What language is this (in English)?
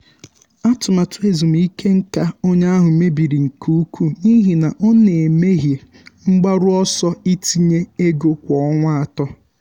Igbo